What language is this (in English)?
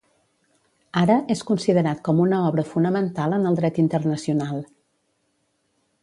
Catalan